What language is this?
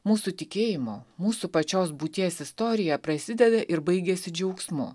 Lithuanian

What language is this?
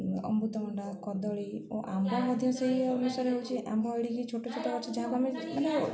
Odia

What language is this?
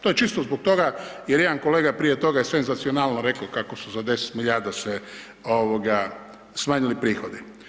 Croatian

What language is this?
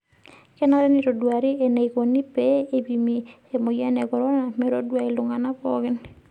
Masai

